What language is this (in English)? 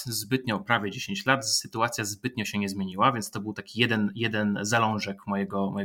Polish